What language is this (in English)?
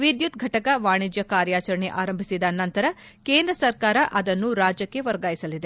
Kannada